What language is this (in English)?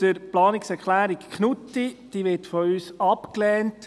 Swiss German